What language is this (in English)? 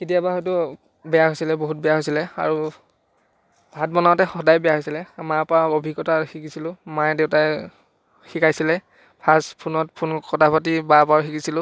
Assamese